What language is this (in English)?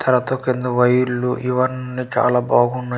Telugu